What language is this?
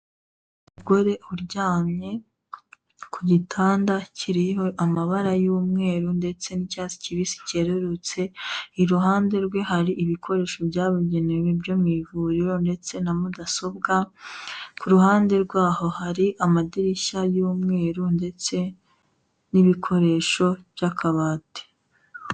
Kinyarwanda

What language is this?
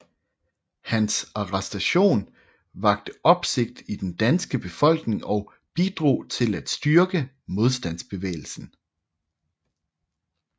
Danish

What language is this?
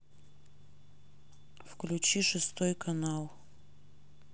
Russian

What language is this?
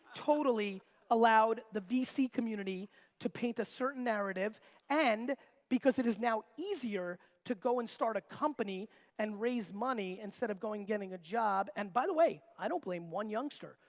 English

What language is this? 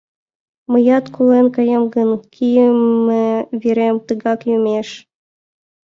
Mari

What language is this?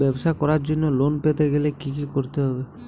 Bangla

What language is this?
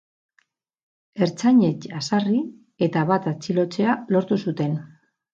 Basque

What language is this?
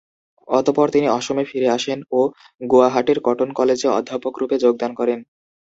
Bangla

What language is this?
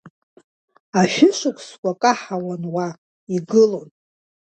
Abkhazian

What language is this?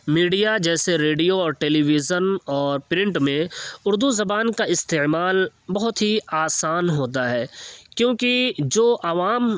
Urdu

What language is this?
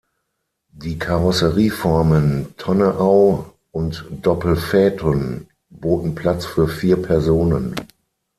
German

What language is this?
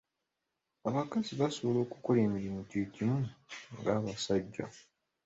Ganda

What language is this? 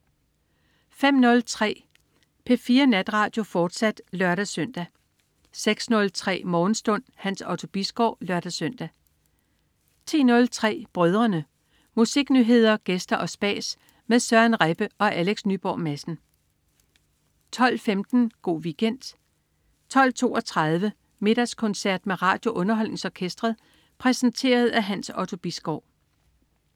Danish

